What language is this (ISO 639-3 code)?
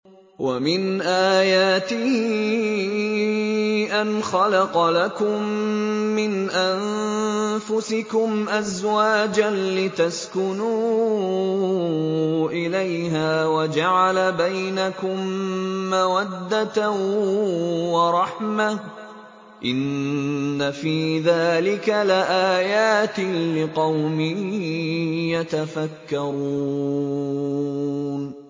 ara